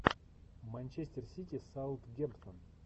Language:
Russian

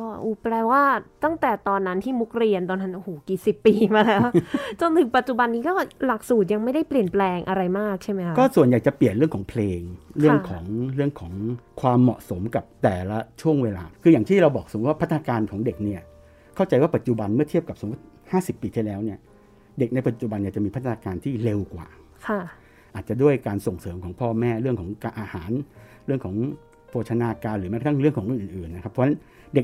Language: Thai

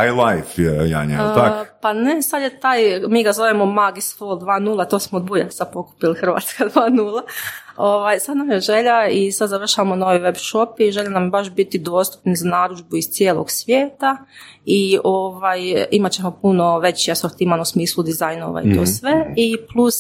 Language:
Croatian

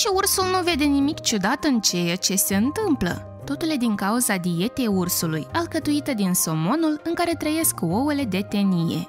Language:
Romanian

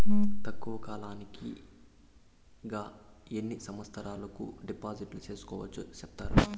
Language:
Telugu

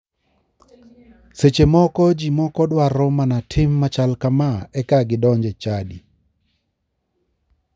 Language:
Luo (Kenya and Tanzania)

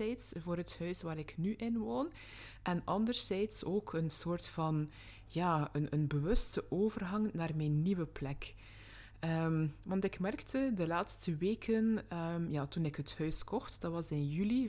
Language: Dutch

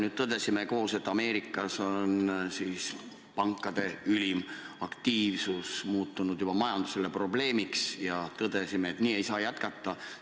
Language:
Estonian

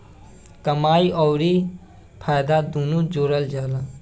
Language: Bhojpuri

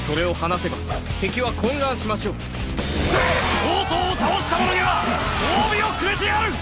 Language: Japanese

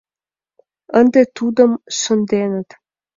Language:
Mari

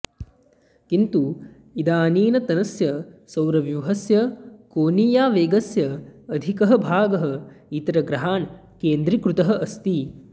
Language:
Sanskrit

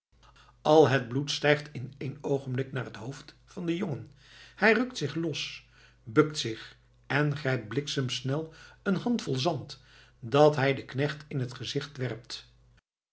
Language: Dutch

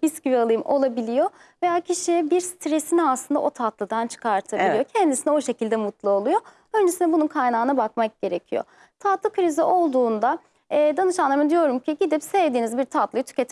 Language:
Turkish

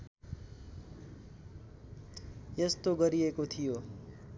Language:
Nepali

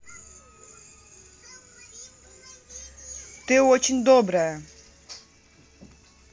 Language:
Russian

